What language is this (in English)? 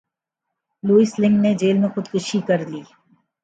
Urdu